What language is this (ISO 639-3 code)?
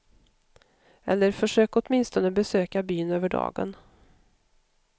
swe